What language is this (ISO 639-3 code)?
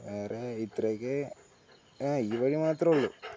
mal